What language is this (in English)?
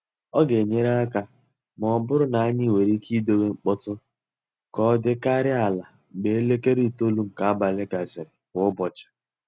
Igbo